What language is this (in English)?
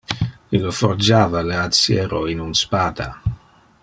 Interlingua